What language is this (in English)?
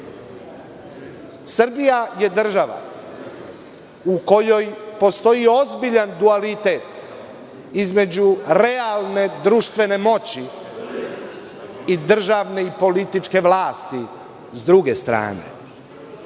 Serbian